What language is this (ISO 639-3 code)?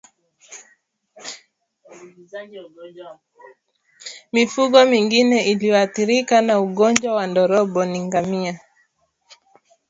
swa